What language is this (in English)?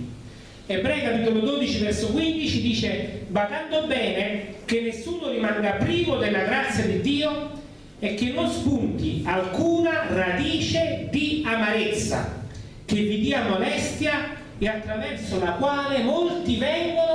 Italian